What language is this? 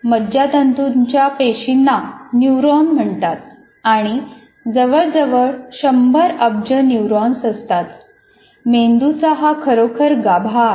Marathi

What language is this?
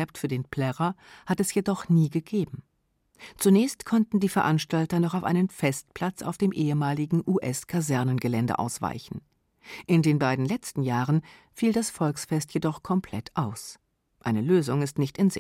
German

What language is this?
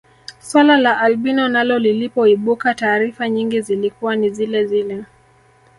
Swahili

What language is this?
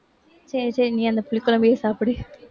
Tamil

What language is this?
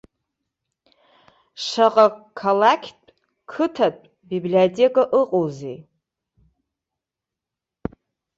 Abkhazian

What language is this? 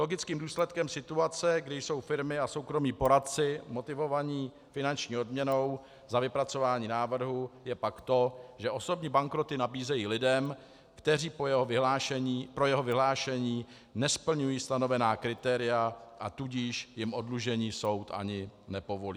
Czech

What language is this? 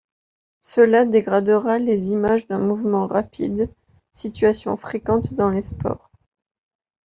French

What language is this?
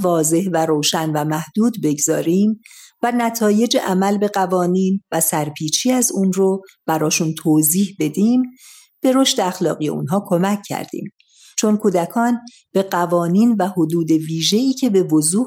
Persian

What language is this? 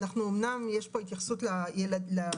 Hebrew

